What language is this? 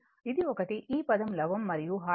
Telugu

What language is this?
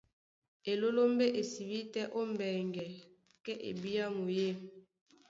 Duala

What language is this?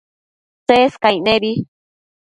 Matsés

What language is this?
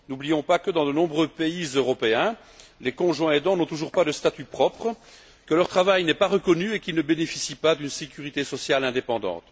French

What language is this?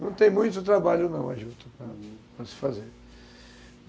Portuguese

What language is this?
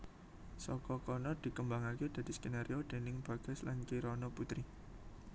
Javanese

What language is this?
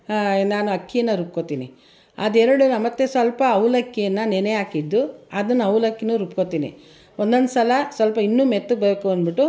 Kannada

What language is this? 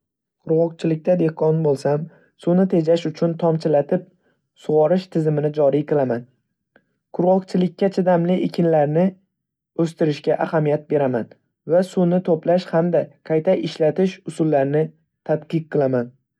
Uzbek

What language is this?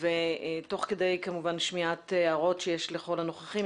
Hebrew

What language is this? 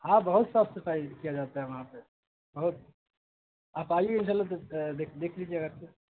Urdu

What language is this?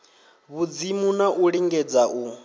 Venda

